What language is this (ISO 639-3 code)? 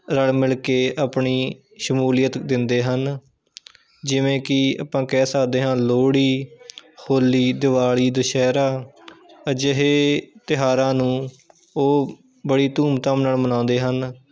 pan